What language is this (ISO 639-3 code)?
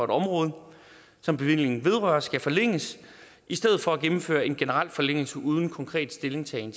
dan